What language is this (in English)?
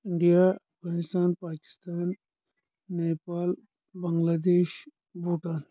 Kashmiri